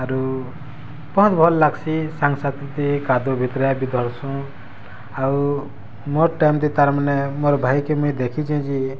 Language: Odia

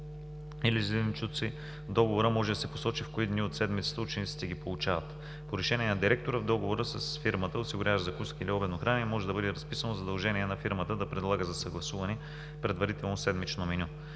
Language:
Bulgarian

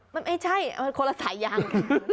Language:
Thai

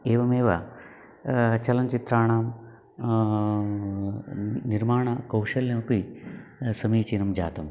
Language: Sanskrit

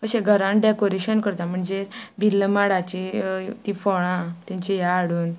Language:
Konkani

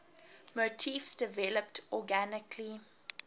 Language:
English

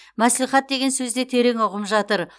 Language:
Kazakh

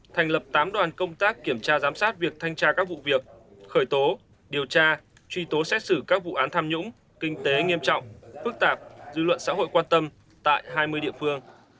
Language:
Vietnamese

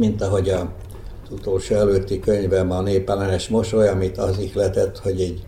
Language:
Hungarian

